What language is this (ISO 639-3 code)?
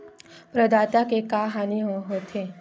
hne